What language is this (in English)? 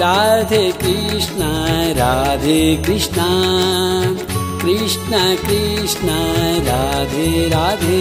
Hindi